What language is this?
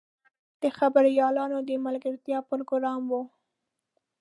Pashto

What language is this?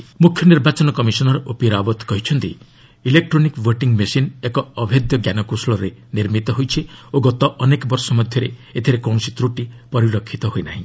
Odia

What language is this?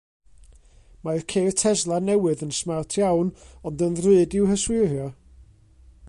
Welsh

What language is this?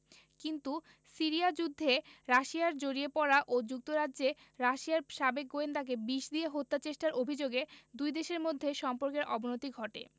Bangla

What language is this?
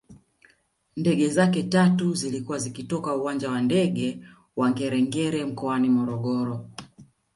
Swahili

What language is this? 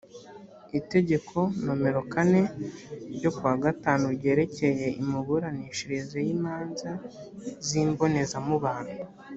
Kinyarwanda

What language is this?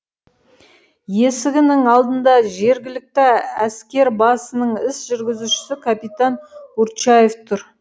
Kazakh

